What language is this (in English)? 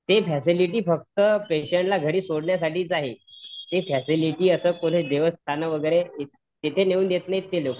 Marathi